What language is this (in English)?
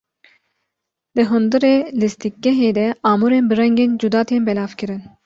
Kurdish